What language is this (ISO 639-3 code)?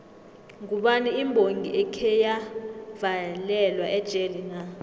nbl